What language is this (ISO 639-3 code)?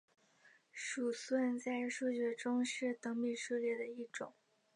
zho